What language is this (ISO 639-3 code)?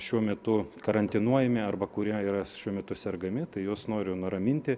lit